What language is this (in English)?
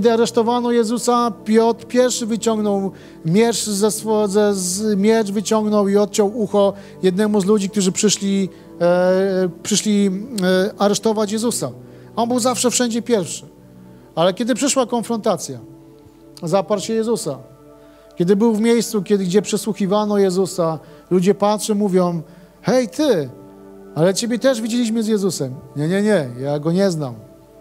Polish